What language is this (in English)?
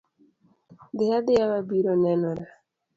Luo (Kenya and Tanzania)